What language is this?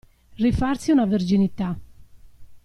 Italian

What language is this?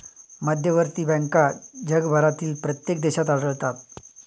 Marathi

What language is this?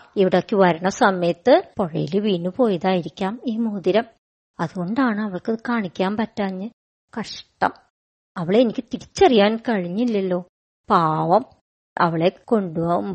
Malayalam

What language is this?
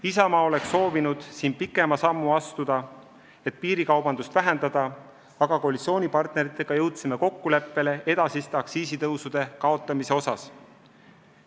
Estonian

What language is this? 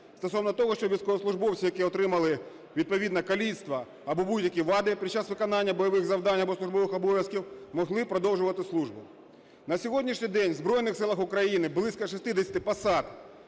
Ukrainian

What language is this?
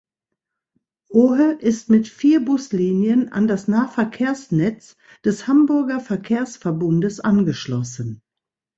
German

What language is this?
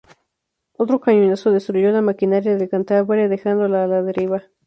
Spanish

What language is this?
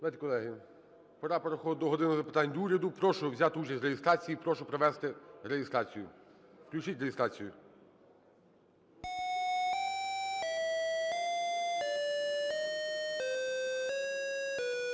Ukrainian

